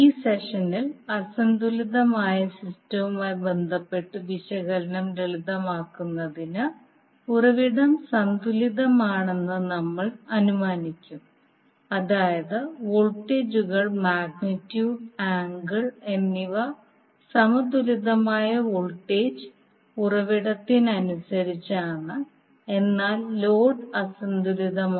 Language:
Malayalam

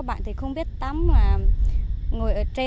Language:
Vietnamese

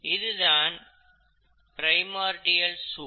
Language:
Tamil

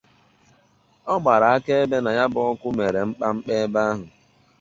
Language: Igbo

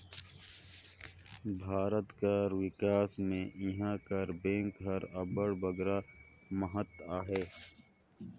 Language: Chhattisgarhi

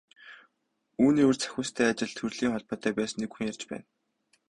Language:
Mongolian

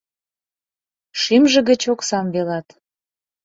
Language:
Mari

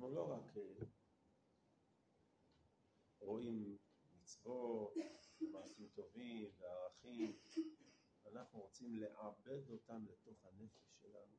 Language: Hebrew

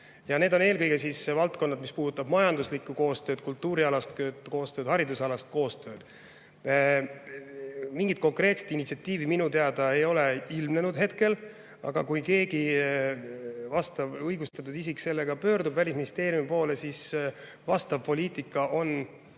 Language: Estonian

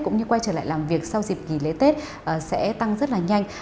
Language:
Vietnamese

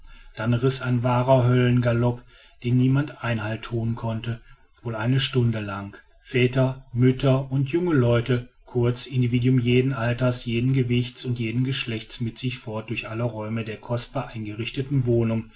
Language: German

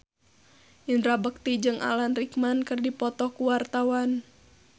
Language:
Sundanese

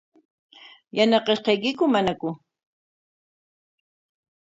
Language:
Corongo Ancash Quechua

